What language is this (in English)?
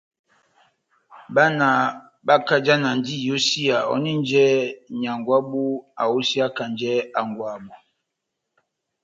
Batanga